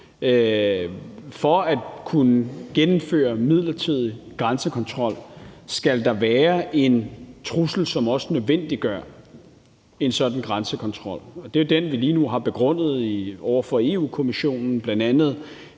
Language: Danish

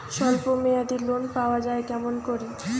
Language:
Bangla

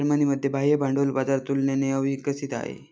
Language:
Marathi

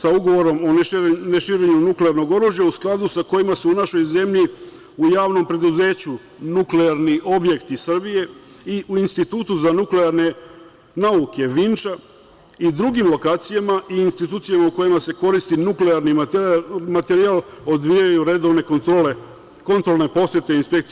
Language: Serbian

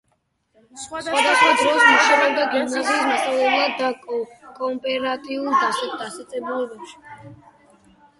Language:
Georgian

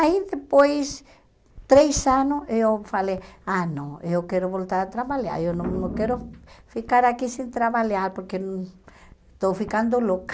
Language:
Portuguese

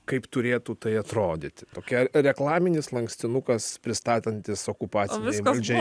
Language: Lithuanian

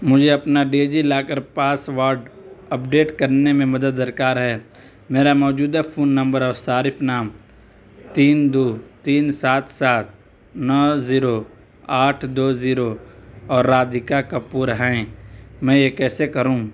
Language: Urdu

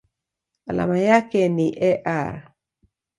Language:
Swahili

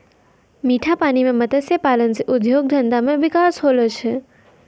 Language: Maithili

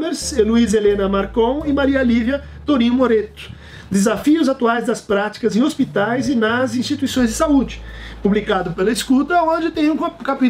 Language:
Portuguese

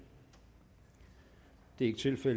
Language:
Danish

